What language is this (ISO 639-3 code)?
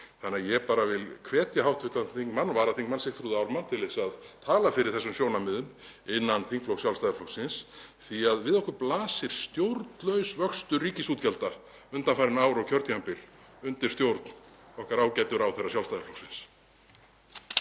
isl